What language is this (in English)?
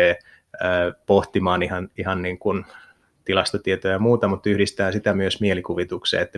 Finnish